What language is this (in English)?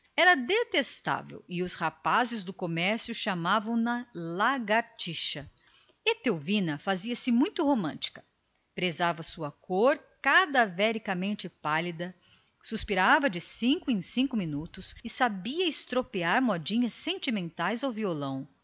Portuguese